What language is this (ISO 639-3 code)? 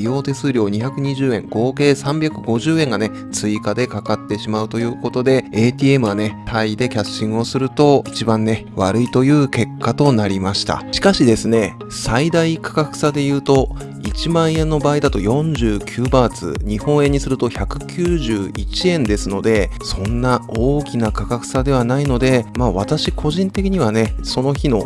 jpn